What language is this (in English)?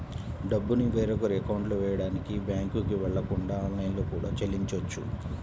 Telugu